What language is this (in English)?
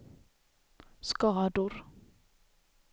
Swedish